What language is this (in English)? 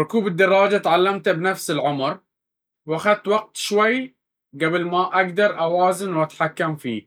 Baharna Arabic